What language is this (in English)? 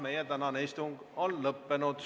Estonian